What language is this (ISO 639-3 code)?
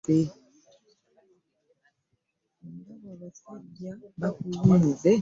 lug